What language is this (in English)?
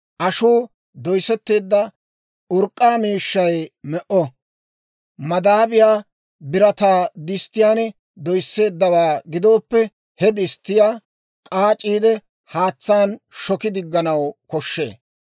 Dawro